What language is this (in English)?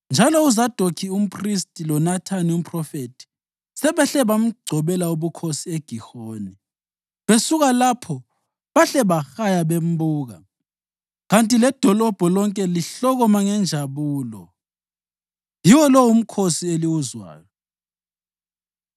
North Ndebele